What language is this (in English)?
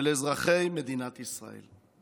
Hebrew